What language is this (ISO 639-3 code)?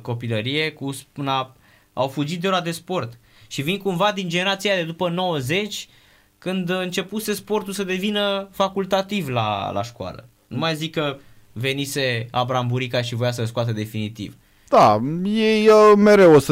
ron